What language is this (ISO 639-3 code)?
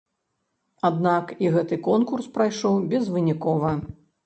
bel